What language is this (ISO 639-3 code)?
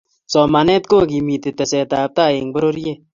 kln